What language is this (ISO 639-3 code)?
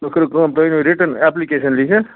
kas